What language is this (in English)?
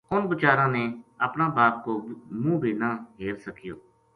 Gujari